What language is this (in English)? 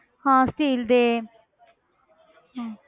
Punjabi